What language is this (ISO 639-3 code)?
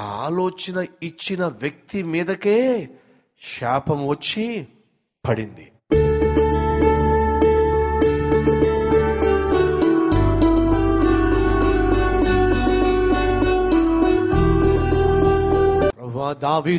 tel